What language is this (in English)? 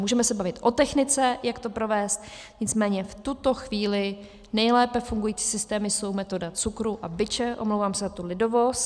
Czech